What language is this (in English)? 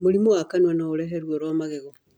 Kikuyu